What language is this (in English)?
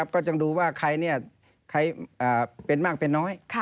Thai